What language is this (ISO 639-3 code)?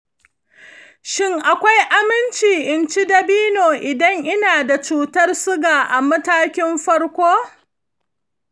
hau